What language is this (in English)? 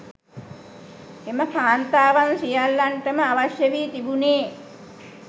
Sinhala